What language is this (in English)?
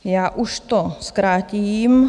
Czech